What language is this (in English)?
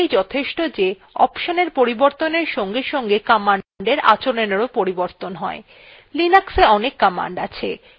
Bangla